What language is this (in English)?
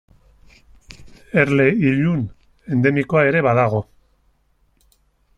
Basque